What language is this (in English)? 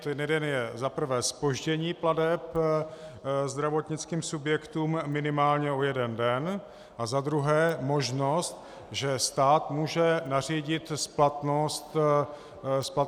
Czech